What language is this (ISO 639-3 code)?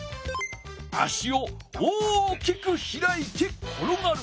jpn